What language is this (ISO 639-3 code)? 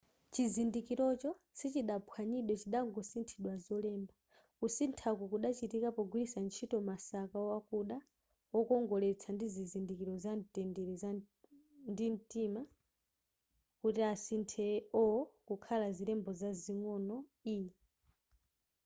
nya